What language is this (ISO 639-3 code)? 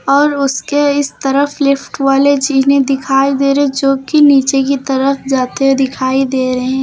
hin